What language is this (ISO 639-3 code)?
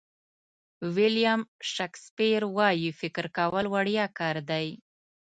pus